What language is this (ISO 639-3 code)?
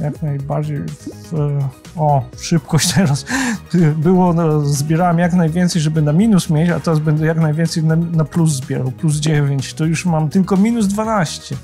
pol